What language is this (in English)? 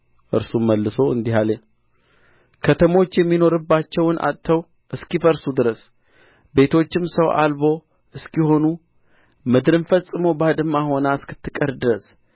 Amharic